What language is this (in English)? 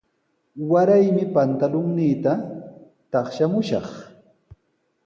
Sihuas Ancash Quechua